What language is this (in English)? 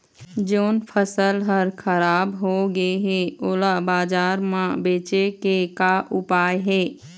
Chhattisgarhi